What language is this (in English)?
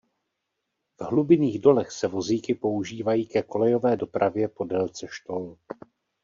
Czech